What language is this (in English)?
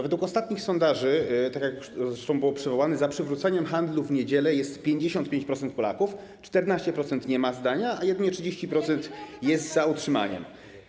Polish